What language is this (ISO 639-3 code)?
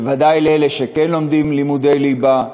heb